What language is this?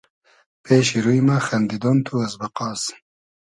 Hazaragi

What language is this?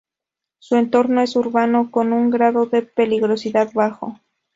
Spanish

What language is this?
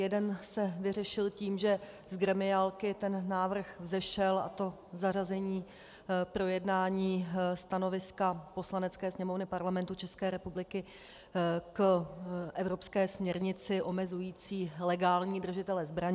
Czech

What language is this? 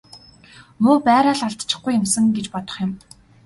Mongolian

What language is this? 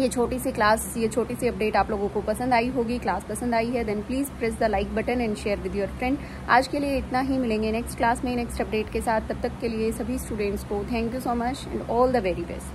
Hindi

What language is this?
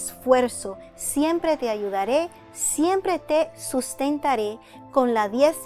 Spanish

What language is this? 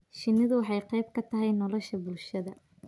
Somali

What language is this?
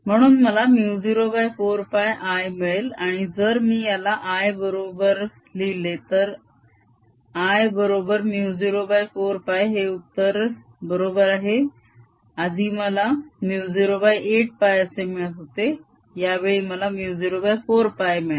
Marathi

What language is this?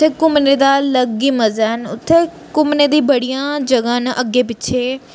Dogri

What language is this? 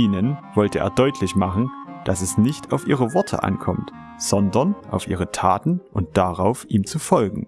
German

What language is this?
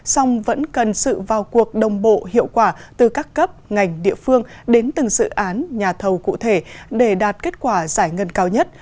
Vietnamese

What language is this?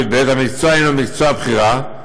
Hebrew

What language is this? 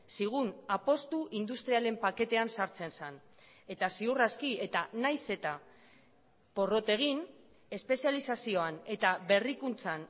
Basque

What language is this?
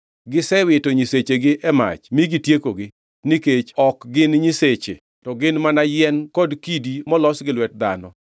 Luo (Kenya and Tanzania)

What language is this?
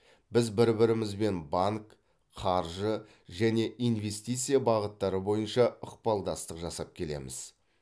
Kazakh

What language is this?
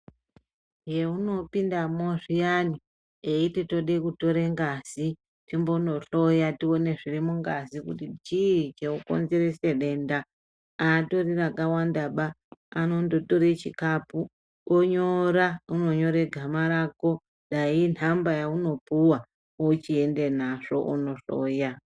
Ndau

